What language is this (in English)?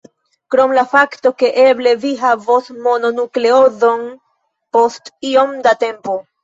Esperanto